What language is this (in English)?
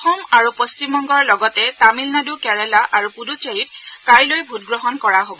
Assamese